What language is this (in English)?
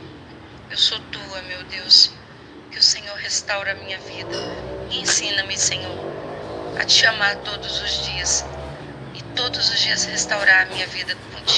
Portuguese